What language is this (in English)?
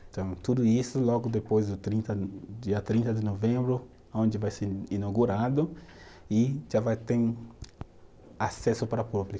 Portuguese